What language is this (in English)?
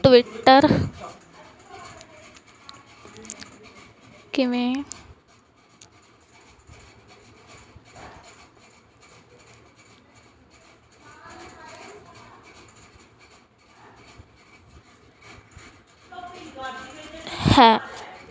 Punjabi